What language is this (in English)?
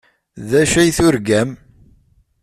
Kabyle